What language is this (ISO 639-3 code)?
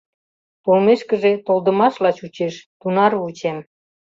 chm